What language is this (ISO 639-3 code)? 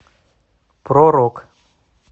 rus